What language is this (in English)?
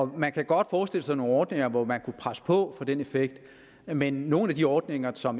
Danish